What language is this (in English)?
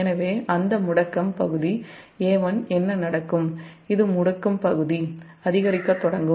Tamil